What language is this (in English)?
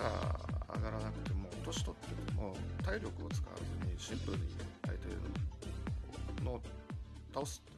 Japanese